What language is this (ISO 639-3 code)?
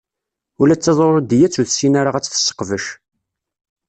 kab